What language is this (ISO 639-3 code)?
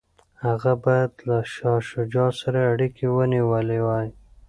pus